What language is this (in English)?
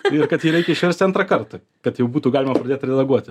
Lithuanian